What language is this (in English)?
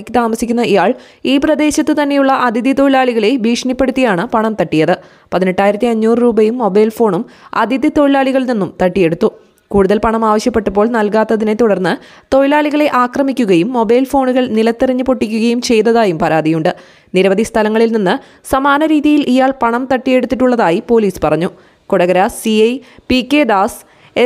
Malayalam